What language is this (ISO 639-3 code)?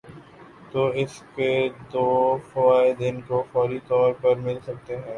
urd